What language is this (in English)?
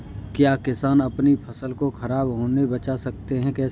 Hindi